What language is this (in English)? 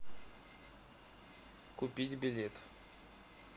Russian